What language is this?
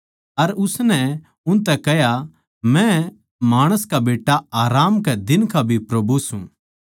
Haryanvi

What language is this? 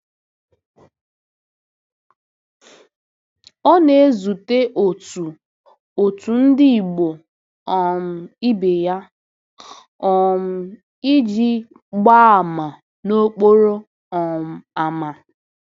Igbo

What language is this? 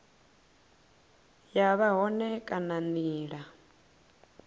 Venda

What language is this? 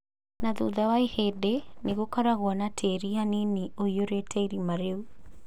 Kikuyu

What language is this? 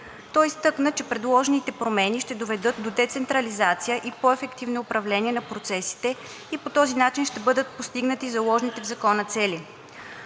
Bulgarian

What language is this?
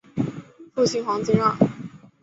Chinese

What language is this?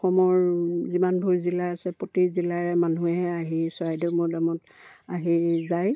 Assamese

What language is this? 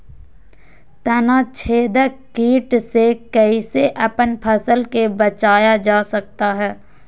Magahi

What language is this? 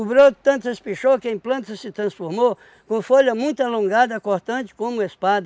Portuguese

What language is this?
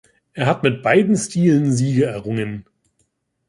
German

